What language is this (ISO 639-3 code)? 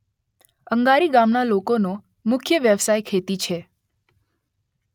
guj